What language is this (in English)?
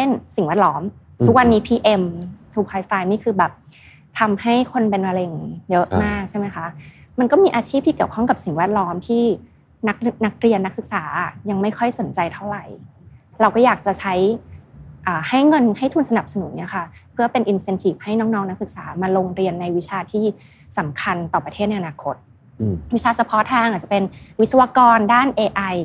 Thai